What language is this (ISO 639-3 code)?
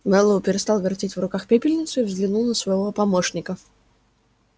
rus